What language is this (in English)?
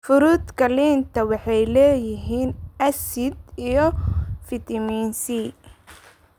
Somali